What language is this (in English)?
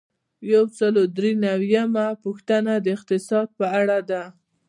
Pashto